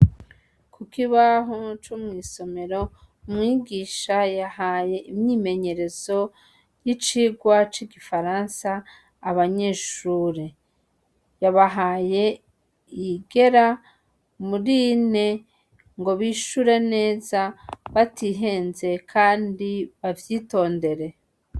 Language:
Rundi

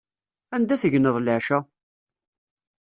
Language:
Kabyle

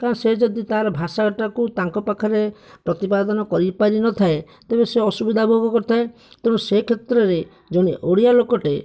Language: Odia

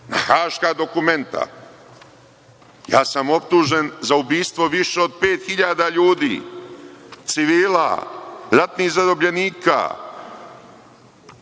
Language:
Serbian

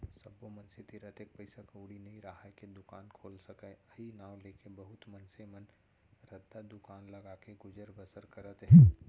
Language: Chhattisgarhi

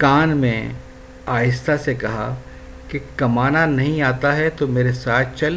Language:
Urdu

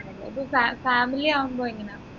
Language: Malayalam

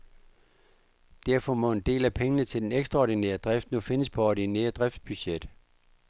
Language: Danish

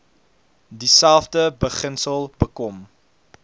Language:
Afrikaans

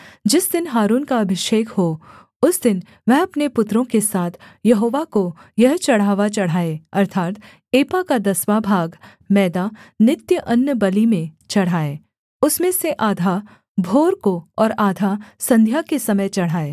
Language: Hindi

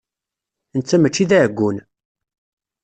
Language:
Kabyle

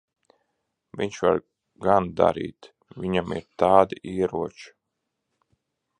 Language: Latvian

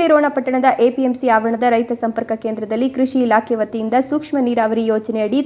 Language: Kannada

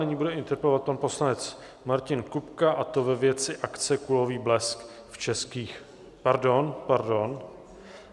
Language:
Czech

